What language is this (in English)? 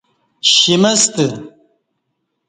Kati